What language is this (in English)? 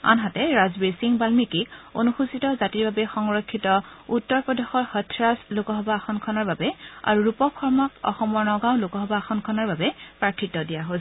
Assamese